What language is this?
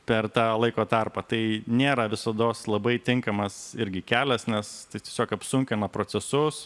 Lithuanian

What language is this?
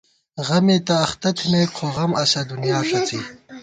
Gawar-Bati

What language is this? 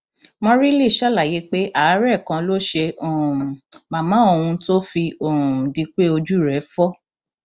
Yoruba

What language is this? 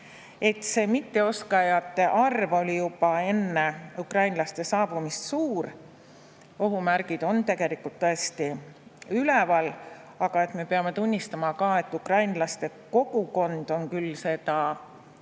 Estonian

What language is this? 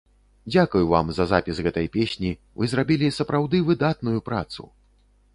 Belarusian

